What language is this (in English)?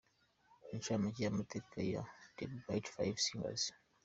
Kinyarwanda